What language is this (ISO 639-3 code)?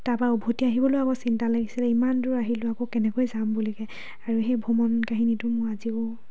asm